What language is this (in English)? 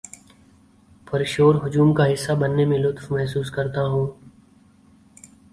Urdu